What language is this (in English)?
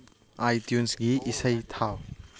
Manipuri